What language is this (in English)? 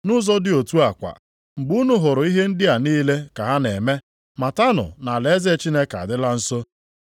Igbo